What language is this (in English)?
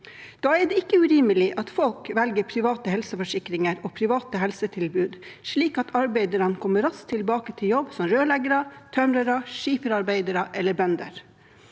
Norwegian